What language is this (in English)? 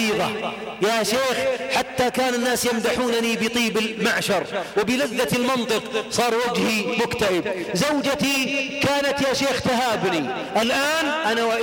Arabic